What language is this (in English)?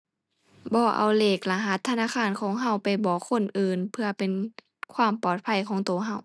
Thai